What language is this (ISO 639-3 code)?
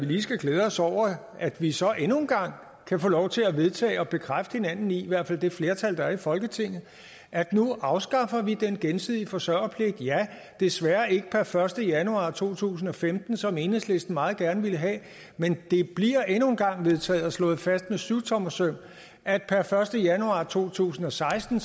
dan